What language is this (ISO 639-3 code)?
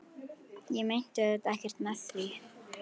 isl